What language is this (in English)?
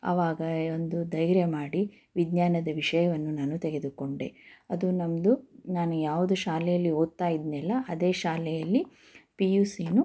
Kannada